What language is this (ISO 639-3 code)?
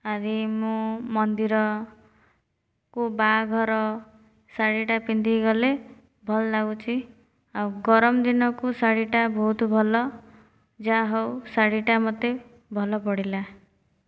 ori